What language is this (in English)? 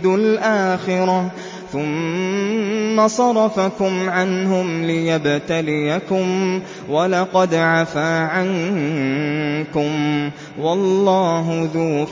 Arabic